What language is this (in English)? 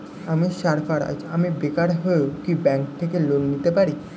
Bangla